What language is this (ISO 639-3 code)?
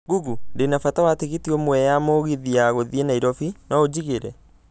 kik